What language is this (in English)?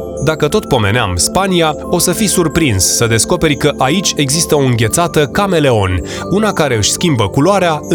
Romanian